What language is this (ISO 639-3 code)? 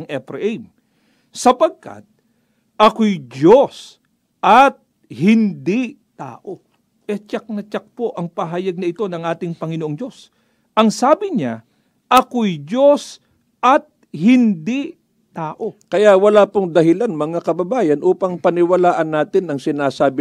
fil